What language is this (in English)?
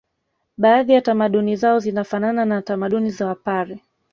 Swahili